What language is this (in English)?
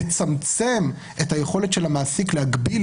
Hebrew